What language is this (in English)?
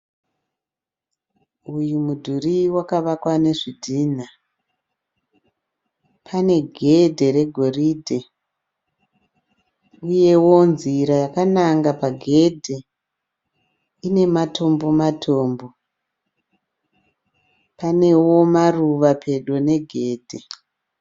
Shona